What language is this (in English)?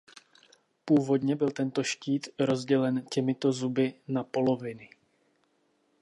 Czech